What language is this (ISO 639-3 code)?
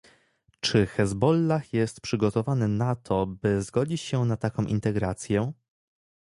pol